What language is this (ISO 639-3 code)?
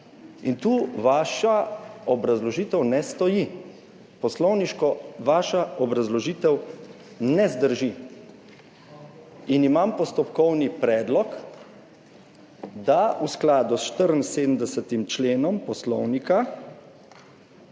slv